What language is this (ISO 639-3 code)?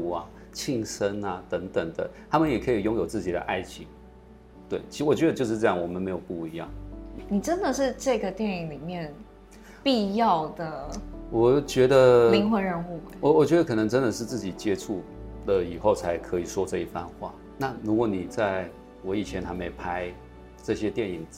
zho